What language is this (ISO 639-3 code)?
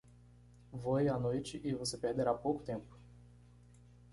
por